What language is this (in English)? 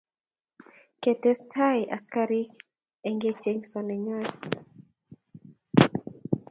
Kalenjin